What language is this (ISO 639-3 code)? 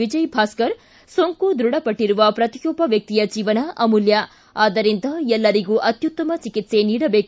kan